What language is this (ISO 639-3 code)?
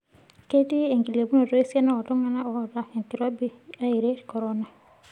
mas